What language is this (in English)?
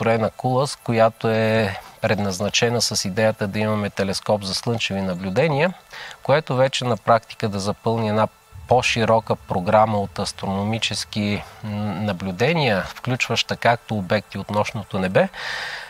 Bulgarian